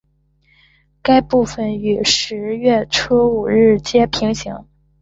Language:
Chinese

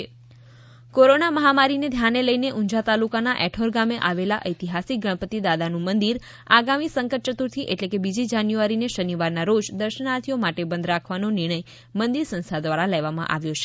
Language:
Gujarati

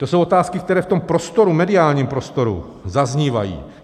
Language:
Czech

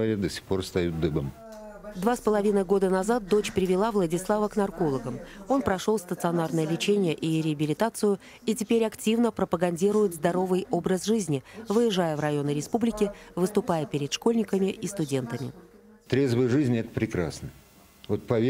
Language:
Russian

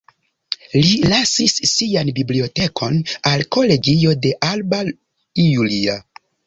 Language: Esperanto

